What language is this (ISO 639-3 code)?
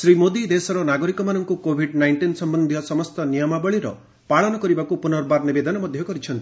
ori